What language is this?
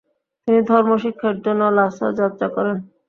Bangla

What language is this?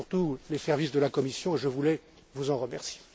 French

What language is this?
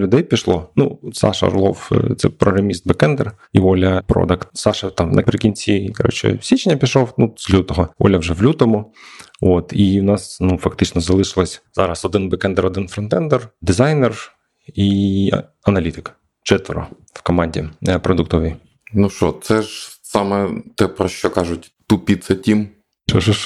Ukrainian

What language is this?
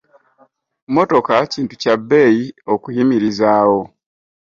Ganda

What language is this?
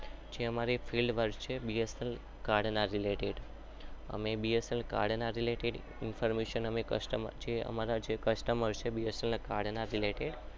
Gujarati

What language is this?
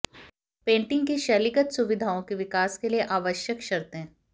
Hindi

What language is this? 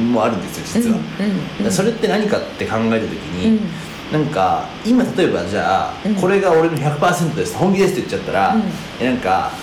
Japanese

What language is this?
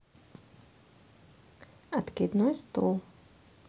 Russian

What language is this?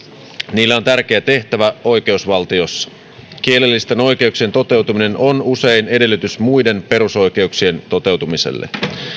Finnish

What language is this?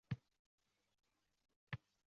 Uzbek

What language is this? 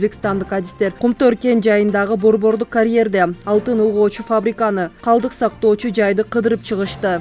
Turkish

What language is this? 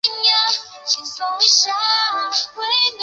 Chinese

